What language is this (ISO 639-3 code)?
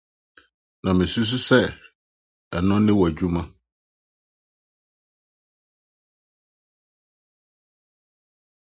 aka